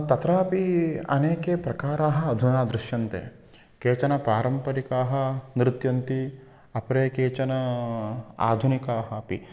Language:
Sanskrit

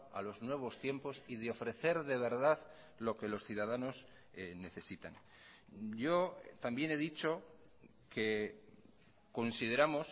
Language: Spanish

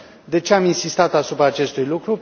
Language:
Romanian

